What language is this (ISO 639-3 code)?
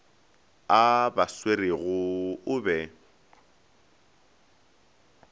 nso